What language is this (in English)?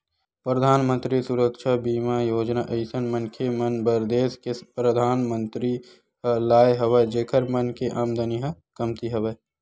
Chhattisgarhi